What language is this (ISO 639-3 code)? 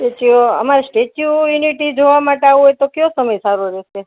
guj